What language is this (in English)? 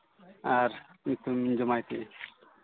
Santali